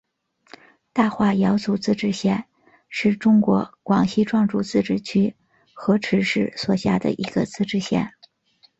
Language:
Chinese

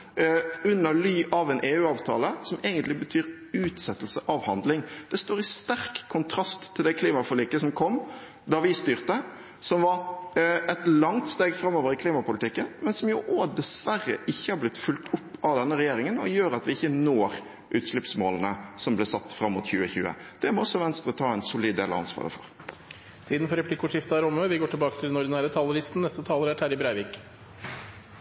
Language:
Norwegian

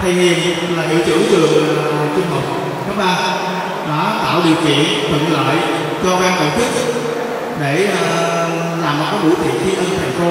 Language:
Vietnamese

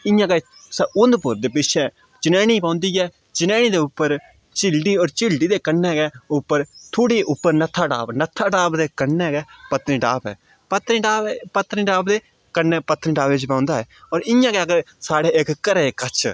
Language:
Dogri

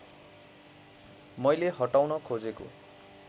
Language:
Nepali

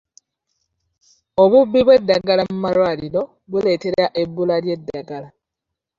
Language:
Ganda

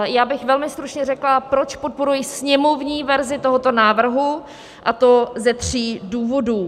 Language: Czech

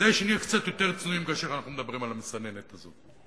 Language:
Hebrew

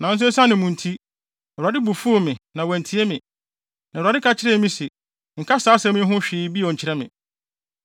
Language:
Akan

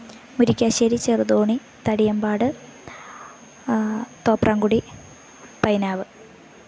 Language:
Malayalam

